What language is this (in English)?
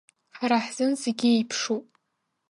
Abkhazian